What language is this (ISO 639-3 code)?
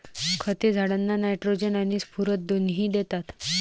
mar